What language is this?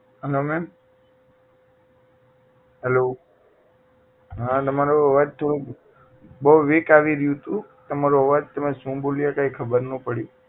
Gujarati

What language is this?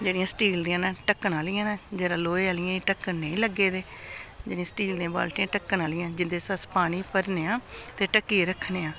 Dogri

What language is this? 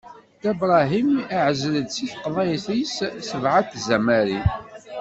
Kabyle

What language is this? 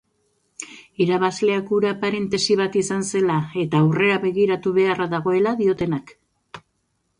Basque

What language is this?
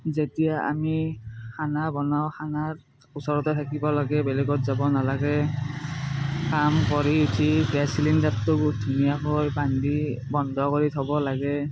Assamese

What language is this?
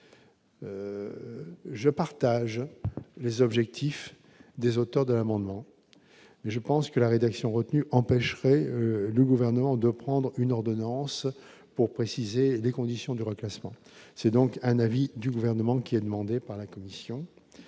French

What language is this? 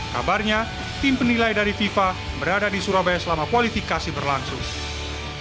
Indonesian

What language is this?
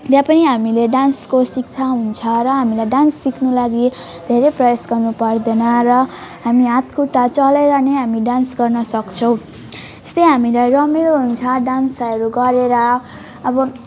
Nepali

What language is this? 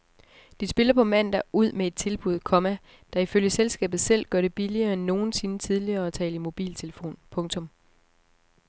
Danish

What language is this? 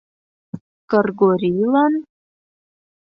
Mari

